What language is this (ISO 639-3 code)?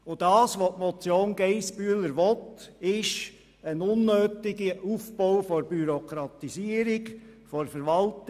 gsw